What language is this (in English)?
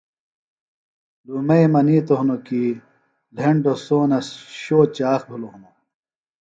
Phalura